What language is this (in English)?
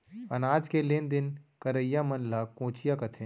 Chhattisgarhi